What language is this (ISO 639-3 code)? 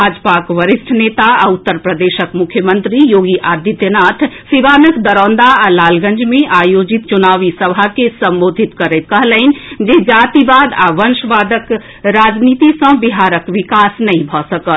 mai